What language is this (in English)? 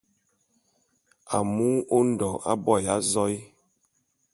Bulu